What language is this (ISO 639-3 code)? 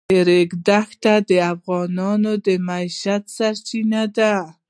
pus